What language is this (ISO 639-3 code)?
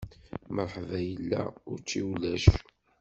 kab